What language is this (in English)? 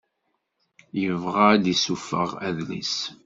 Kabyle